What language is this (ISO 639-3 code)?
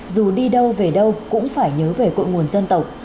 vie